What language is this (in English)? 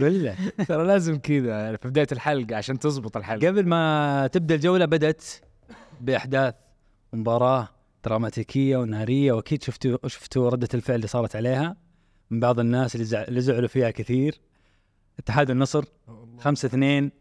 Arabic